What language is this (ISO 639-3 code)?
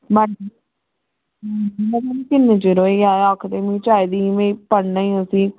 doi